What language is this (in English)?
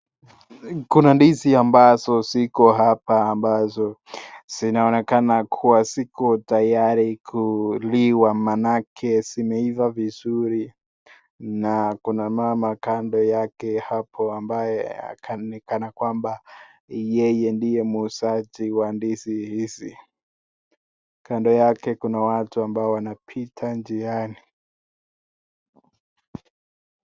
Swahili